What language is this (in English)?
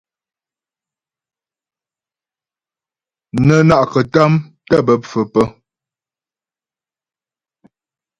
Ghomala